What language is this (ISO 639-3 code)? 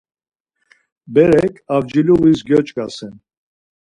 lzz